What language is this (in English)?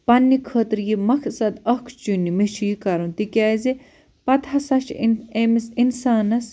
Kashmiri